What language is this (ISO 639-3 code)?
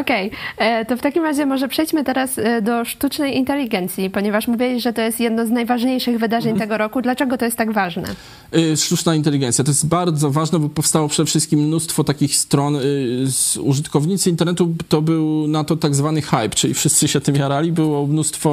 pol